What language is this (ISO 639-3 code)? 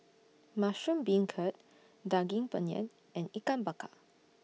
eng